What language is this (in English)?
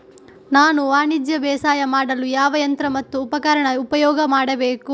Kannada